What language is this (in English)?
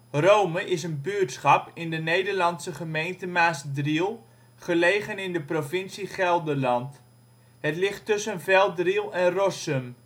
Dutch